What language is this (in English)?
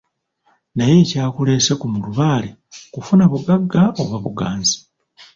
Ganda